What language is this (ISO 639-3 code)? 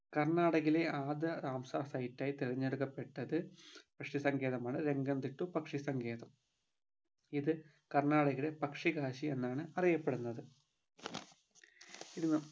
mal